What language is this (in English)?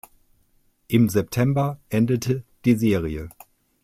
German